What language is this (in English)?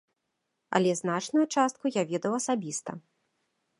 Belarusian